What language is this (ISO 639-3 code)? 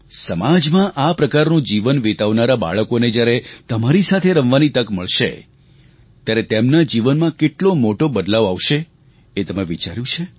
guj